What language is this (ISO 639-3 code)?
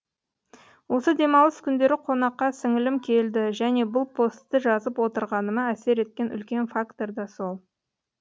kaz